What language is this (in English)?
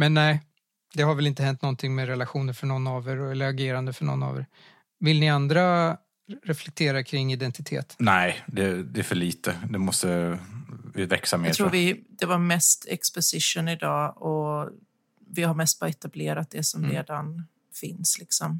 Swedish